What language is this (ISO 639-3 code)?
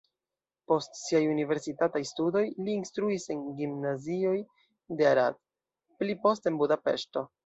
epo